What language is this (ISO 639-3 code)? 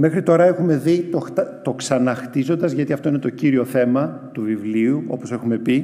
ell